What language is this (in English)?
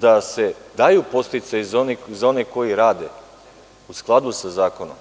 Serbian